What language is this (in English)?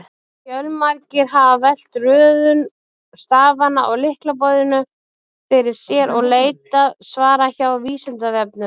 Icelandic